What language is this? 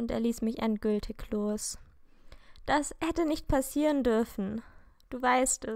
German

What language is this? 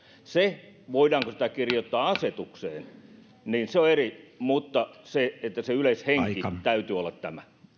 Finnish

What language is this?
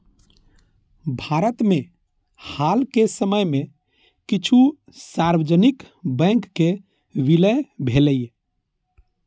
Maithili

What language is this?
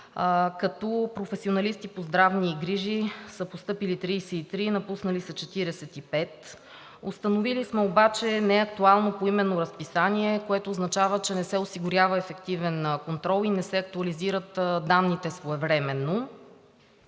Bulgarian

